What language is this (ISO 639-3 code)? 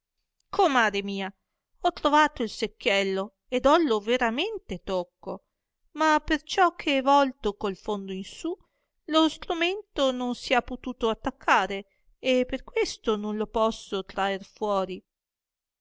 ita